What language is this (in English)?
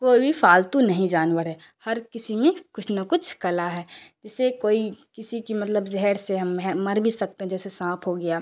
Urdu